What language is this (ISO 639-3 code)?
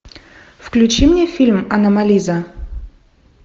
rus